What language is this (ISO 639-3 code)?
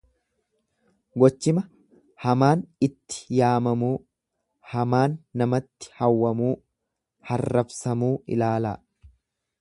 orm